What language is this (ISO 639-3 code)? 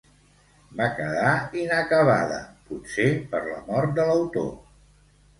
cat